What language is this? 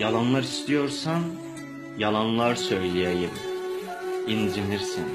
Turkish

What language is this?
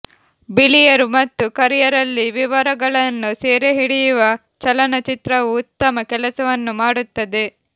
Kannada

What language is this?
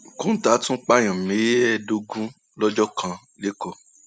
Yoruba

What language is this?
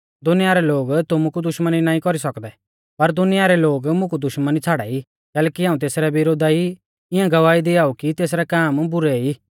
Mahasu Pahari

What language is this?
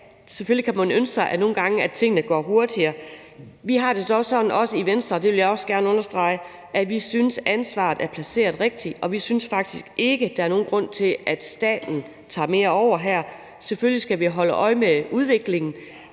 Danish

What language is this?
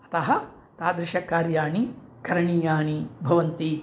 Sanskrit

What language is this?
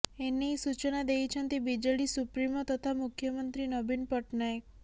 Odia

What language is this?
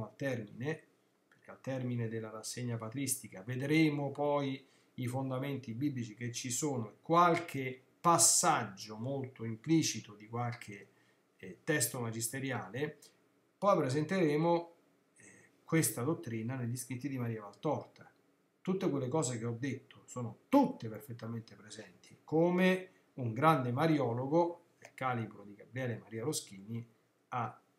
Italian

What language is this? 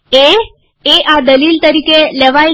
Gujarati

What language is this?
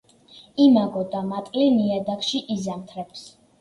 Georgian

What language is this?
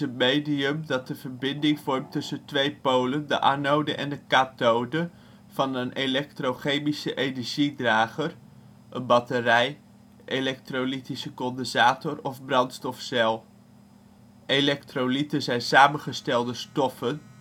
Dutch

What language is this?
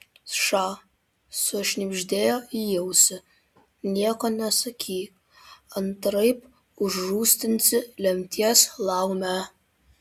Lithuanian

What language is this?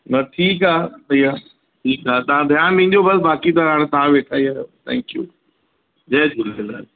Sindhi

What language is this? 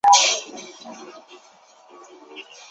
Chinese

